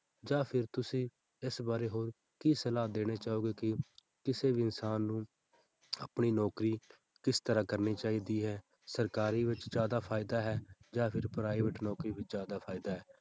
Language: Punjabi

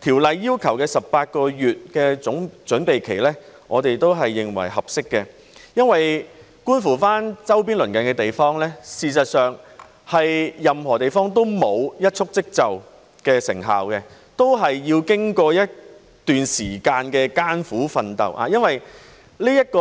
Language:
Cantonese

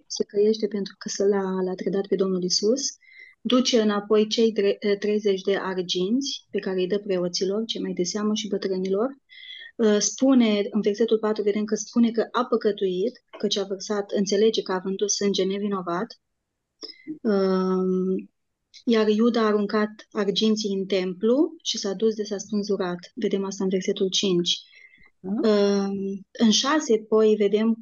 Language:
Romanian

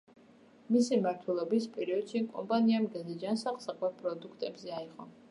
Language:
Georgian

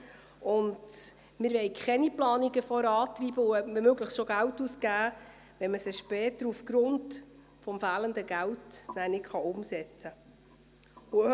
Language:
Swiss German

